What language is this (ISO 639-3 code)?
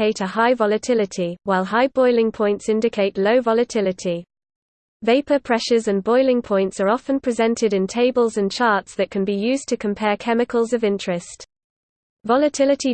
eng